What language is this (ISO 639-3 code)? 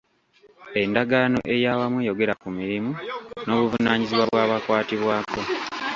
lug